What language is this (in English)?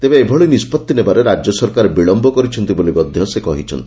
Odia